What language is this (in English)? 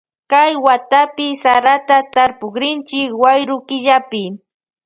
Loja Highland Quichua